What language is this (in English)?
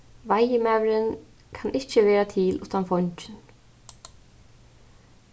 Faroese